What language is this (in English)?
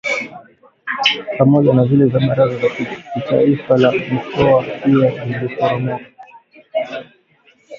Swahili